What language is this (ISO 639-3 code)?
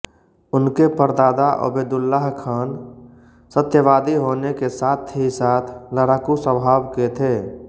hin